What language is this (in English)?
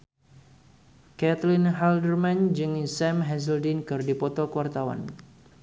Sundanese